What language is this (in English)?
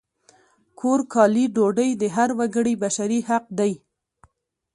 Pashto